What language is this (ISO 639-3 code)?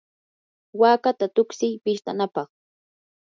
qur